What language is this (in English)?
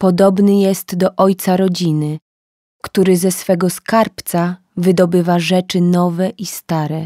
Polish